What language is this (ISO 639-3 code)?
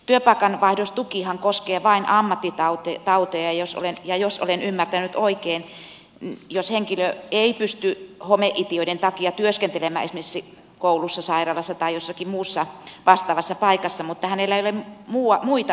fin